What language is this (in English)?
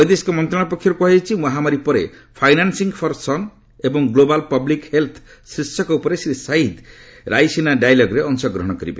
Odia